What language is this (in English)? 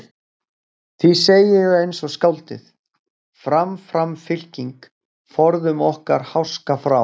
Icelandic